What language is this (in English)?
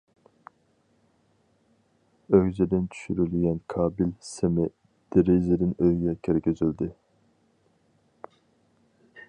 Uyghur